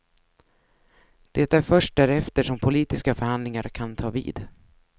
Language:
Swedish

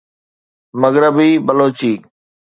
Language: Sindhi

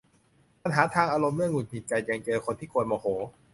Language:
Thai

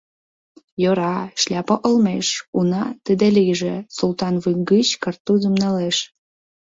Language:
Mari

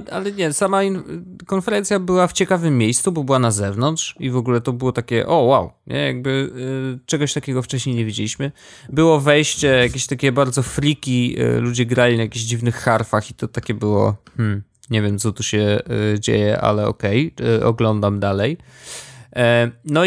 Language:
Polish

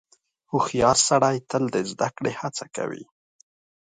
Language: Pashto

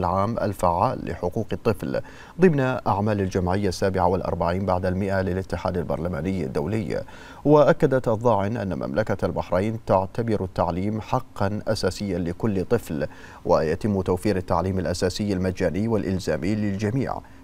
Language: Arabic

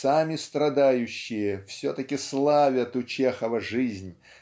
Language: Russian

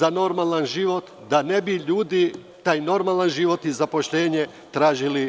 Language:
Serbian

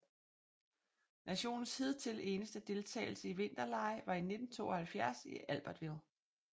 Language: Danish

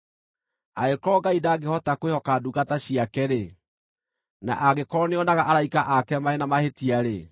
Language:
Kikuyu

